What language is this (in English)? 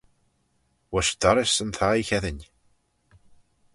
Manx